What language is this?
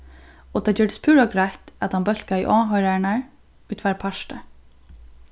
Faroese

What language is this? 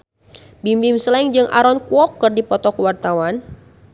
Sundanese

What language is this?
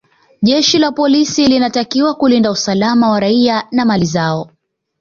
Swahili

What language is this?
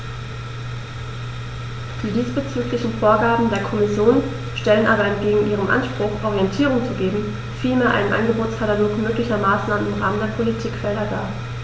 German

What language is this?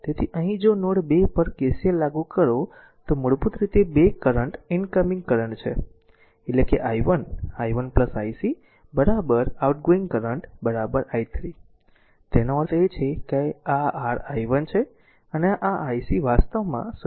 Gujarati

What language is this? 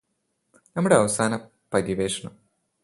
Malayalam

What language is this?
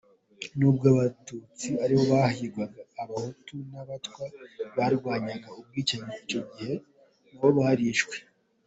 Kinyarwanda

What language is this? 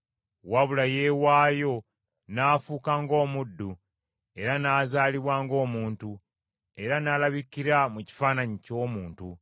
Ganda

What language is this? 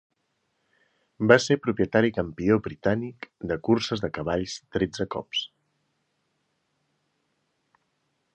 Catalan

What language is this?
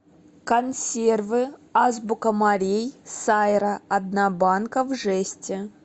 Russian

